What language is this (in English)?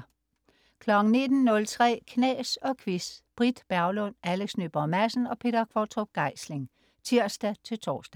Danish